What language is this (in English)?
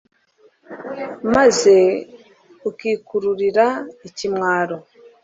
Kinyarwanda